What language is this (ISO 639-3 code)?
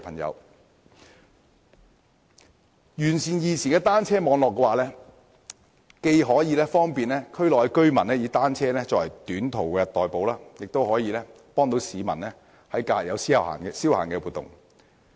yue